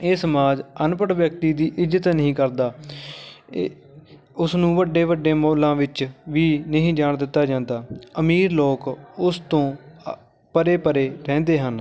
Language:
Punjabi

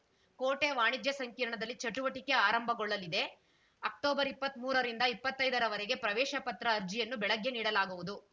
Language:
Kannada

